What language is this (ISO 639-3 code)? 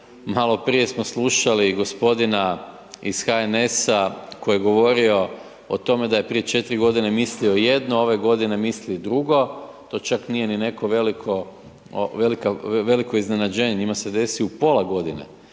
hrv